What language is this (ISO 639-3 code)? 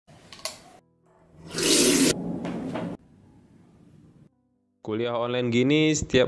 ind